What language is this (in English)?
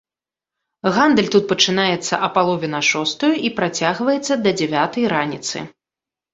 Belarusian